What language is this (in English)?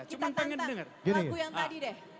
Indonesian